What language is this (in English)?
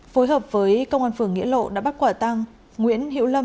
Vietnamese